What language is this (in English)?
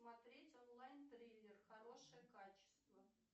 Russian